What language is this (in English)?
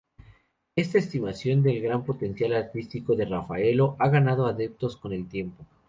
Spanish